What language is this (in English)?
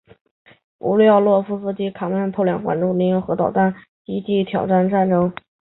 Chinese